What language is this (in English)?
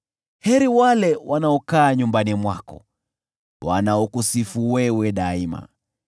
Swahili